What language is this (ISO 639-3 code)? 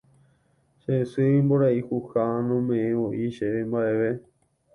grn